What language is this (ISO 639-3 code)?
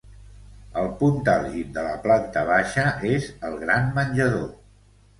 cat